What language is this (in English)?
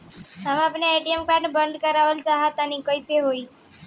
Bhojpuri